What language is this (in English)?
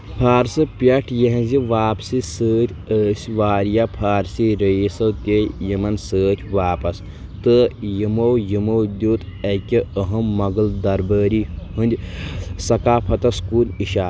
Kashmiri